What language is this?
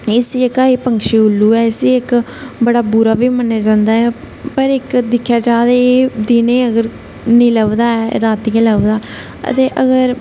Dogri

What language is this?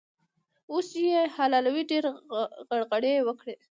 Pashto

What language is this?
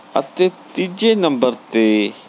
Punjabi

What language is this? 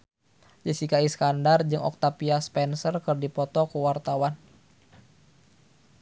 Sundanese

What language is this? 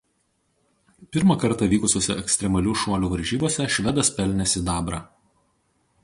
Lithuanian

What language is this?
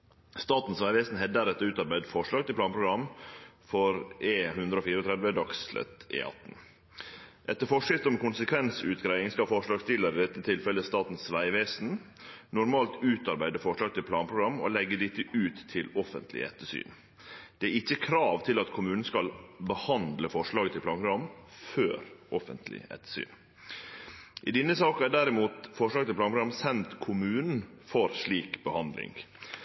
Norwegian Nynorsk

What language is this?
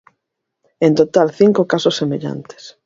Galician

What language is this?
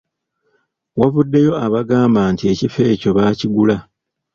Ganda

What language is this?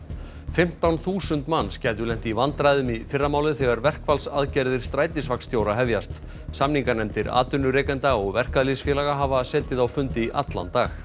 Icelandic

